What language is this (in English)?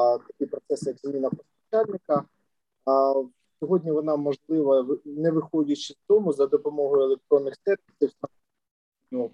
Ukrainian